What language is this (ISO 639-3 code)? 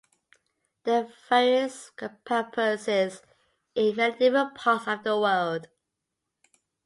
eng